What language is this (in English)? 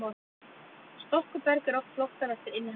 Icelandic